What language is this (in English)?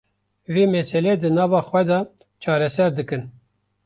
Kurdish